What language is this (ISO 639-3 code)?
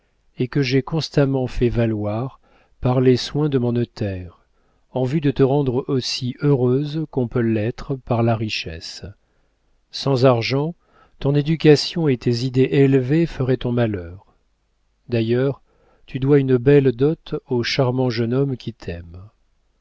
fra